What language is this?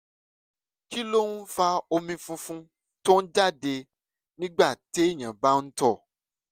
Yoruba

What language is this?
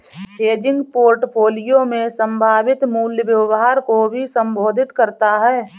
Hindi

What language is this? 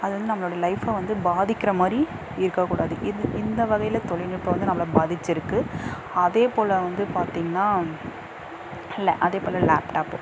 Tamil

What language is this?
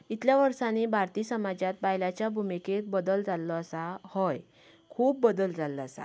Konkani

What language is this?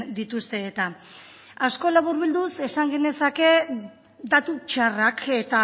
Basque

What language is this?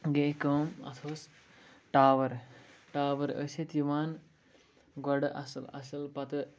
Kashmiri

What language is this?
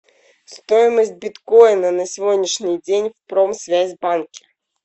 Russian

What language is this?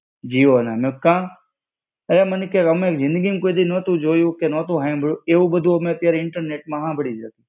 Gujarati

